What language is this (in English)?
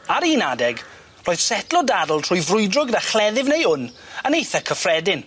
Welsh